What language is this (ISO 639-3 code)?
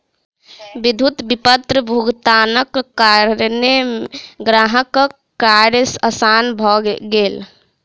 mai